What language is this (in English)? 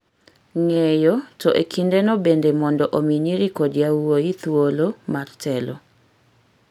Luo (Kenya and Tanzania)